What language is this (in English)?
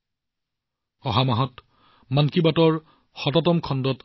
Assamese